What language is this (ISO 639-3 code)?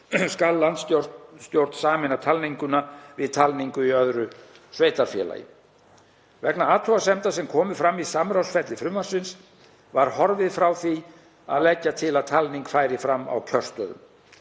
isl